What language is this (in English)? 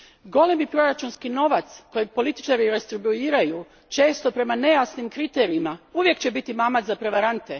Croatian